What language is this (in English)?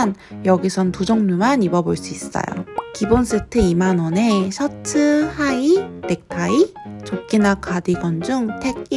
Korean